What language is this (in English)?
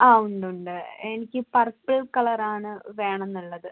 Malayalam